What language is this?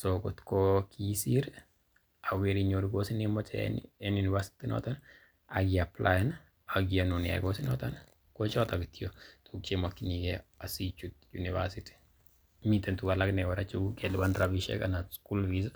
Kalenjin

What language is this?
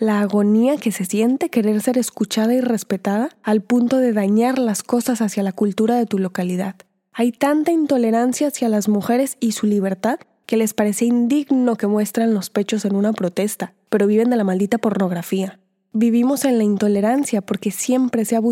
Spanish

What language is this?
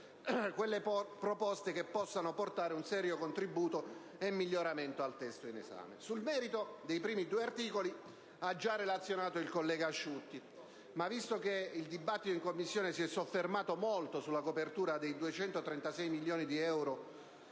Italian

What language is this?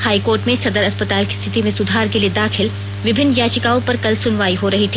Hindi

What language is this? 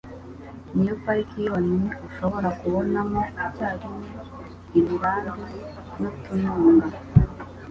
Kinyarwanda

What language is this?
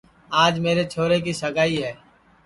Sansi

